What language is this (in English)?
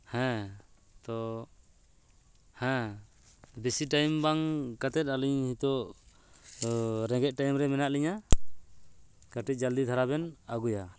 Santali